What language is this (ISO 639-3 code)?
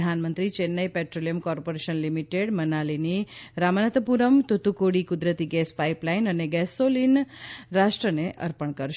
guj